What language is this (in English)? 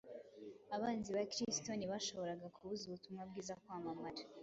Kinyarwanda